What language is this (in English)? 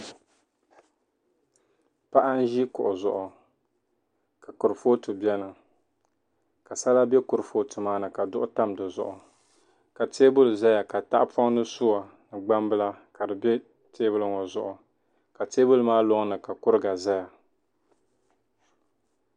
Dagbani